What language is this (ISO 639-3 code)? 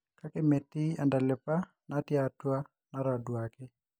mas